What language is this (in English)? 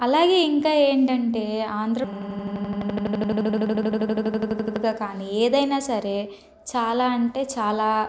Telugu